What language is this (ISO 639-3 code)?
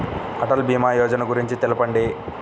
tel